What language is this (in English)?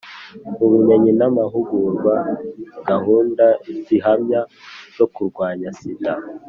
Kinyarwanda